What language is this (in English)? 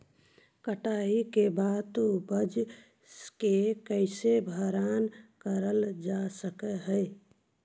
Magahi